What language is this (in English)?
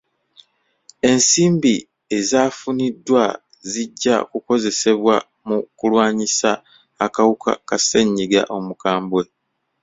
Ganda